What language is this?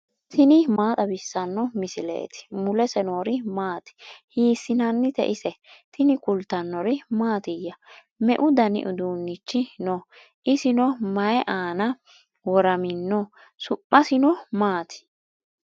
Sidamo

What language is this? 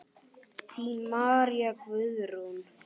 Icelandic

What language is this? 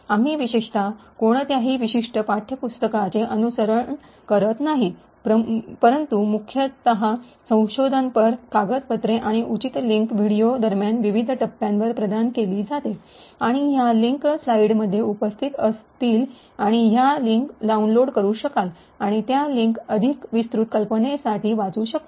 Marathi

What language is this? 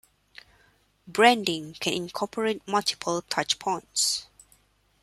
English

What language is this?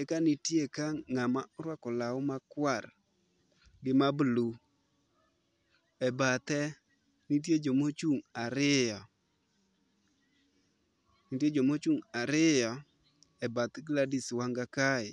Luo (Kenya and Tanzania)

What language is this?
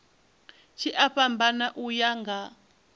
Venda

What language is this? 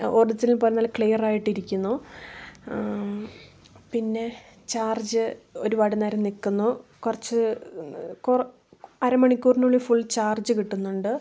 Malayalam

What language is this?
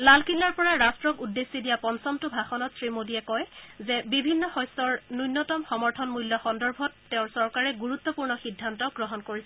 Assamese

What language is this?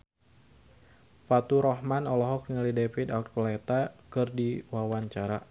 Sundanese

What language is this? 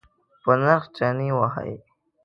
Pashto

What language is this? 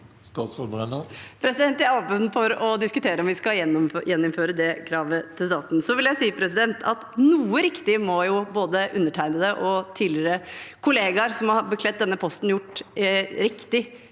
Norwegian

